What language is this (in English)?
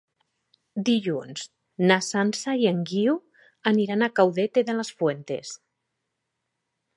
Catalan